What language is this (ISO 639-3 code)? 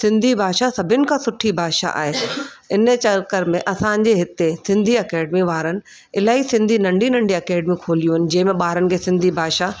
snd